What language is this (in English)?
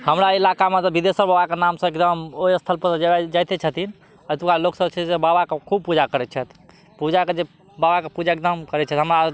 Maithili